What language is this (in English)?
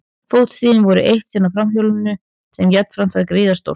Icelandic